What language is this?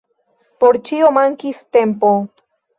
Esperanto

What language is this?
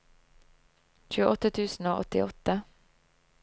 Norwegian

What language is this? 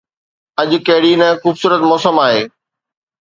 Sindhi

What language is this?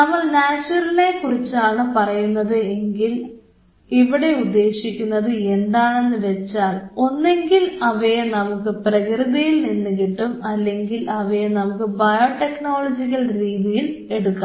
Malayalam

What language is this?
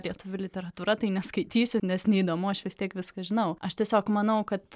Lithuanian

